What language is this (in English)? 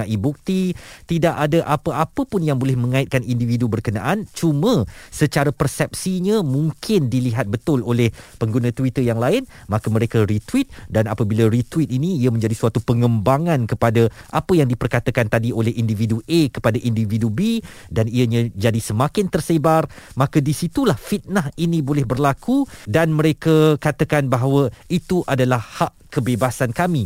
Malay